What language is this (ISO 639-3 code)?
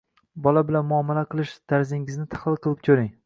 uzb